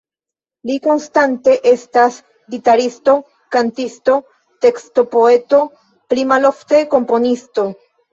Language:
Esperanto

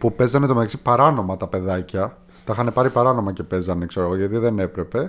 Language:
Greek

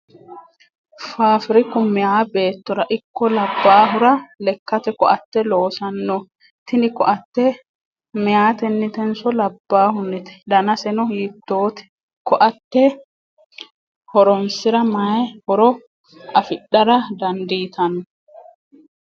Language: Sidamo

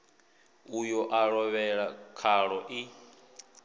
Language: Venda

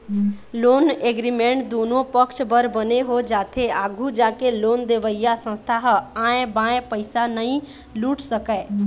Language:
Chhattisgarhi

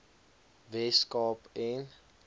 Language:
Afrikaans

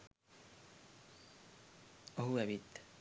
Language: Sinhala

